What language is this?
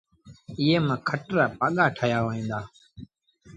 Sindhi Bhil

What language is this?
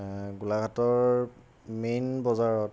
Assamese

